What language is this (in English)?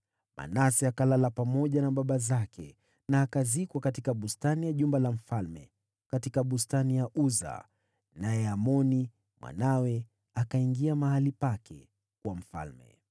Swahili